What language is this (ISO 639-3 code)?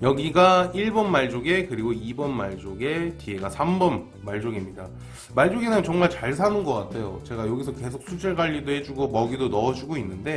kor